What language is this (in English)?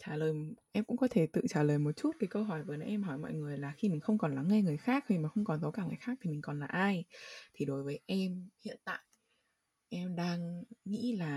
Vietnamese